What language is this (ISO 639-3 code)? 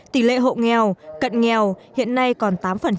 vie